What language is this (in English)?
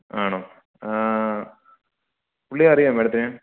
Malayalam